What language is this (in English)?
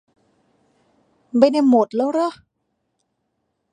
Thai